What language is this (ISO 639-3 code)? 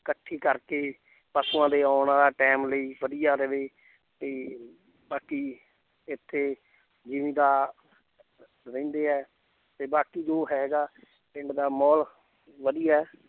pan